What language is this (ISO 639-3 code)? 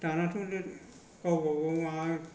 brx